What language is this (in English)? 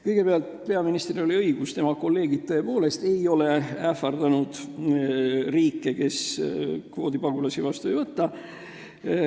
Estonian